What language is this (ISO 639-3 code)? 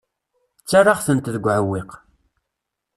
kab